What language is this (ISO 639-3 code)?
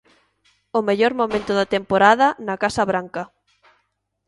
glg